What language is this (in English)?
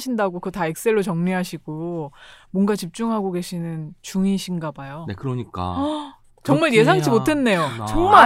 Korean